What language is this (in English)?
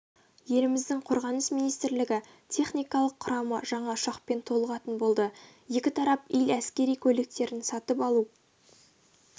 Kazakh